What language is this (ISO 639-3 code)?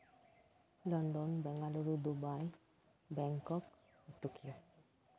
sat